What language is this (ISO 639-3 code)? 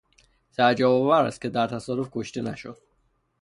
fas